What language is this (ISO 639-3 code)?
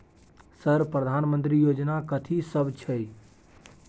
mai